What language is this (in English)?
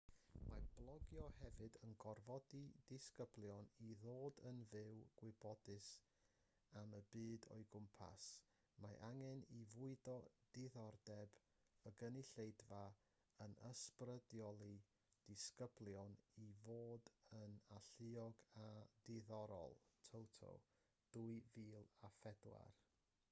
Welsh